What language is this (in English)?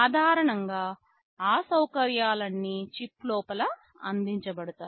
Telugu